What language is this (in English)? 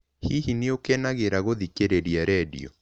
Kikuyu